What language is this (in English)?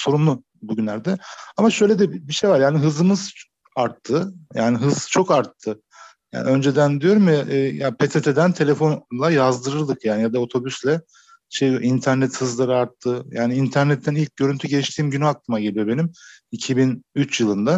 Turkish